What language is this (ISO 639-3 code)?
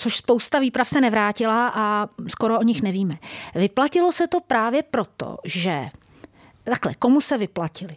ces